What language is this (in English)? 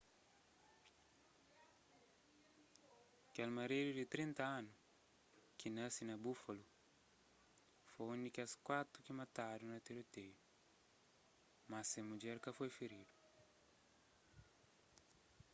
Kabuverdianu